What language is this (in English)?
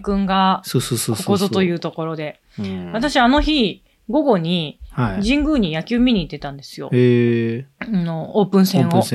Japanese